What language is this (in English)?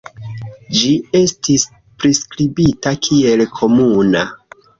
Esperanto